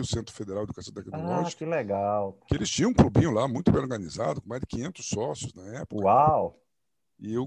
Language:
Portuguese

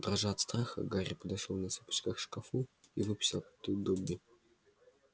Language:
Russian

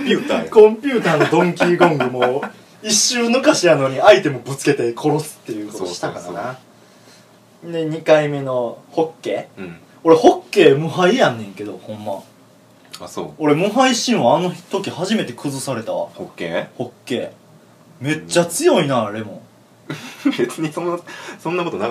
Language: Japanese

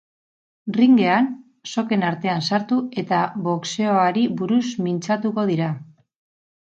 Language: Basque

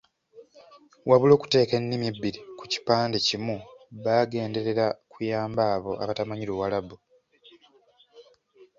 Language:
Ganda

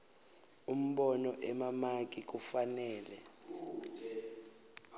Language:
Swati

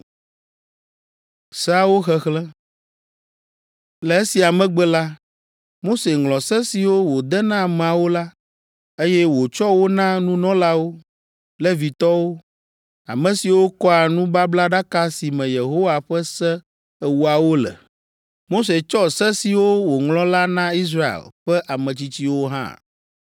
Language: Ewe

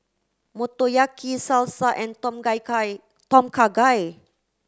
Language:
English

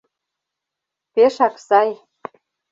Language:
Mari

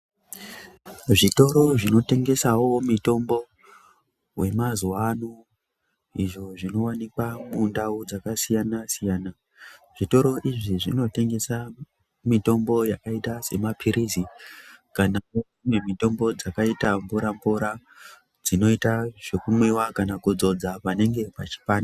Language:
Ndau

